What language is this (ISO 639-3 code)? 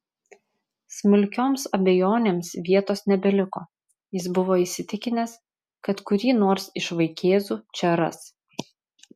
lit